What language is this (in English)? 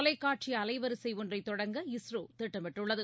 Tamil